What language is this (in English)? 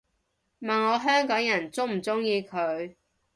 Cantonese